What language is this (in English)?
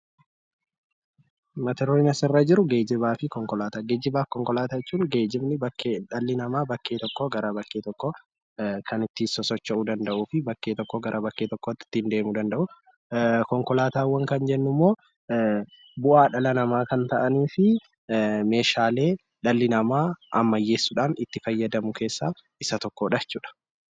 Oromo